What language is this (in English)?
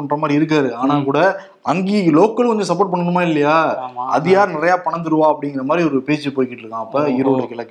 Tamil